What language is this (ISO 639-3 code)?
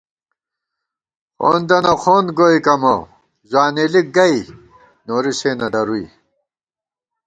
gwt